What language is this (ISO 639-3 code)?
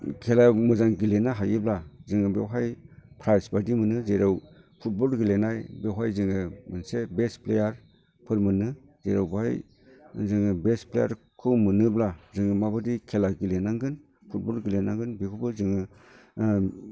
brx